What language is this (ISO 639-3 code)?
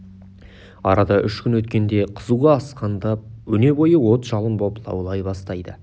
kaz